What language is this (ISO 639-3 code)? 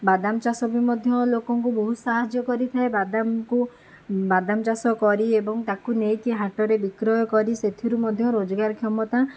ori